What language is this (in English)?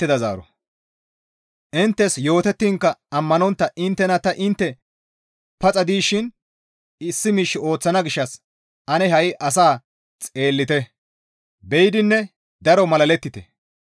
Gamo